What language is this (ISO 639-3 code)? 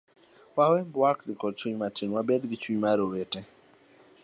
luo